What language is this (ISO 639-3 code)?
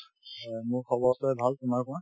asm